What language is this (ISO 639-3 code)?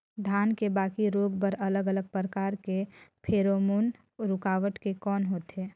hne